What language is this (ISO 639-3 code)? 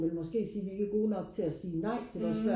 dan